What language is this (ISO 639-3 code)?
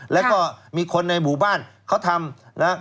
tha